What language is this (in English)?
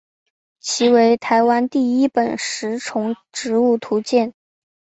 Chinese